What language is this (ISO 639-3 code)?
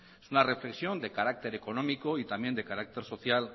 spa